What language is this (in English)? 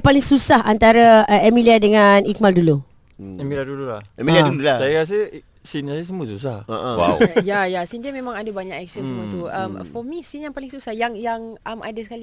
Malay